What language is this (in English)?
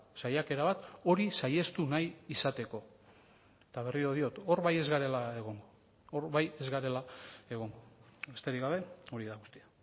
Basque